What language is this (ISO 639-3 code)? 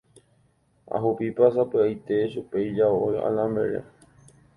grn